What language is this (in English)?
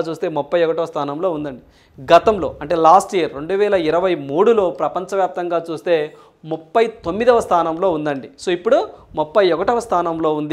Telugu